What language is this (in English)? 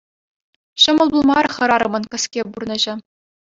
Chuvash